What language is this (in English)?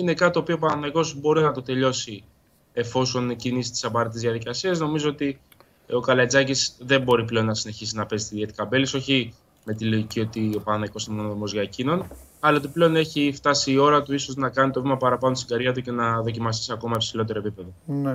Greek